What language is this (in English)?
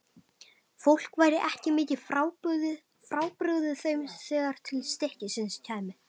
Icelandic